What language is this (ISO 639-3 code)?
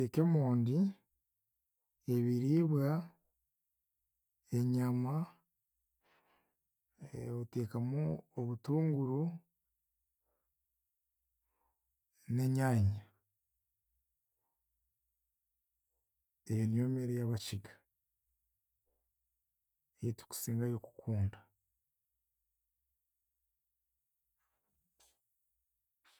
cgg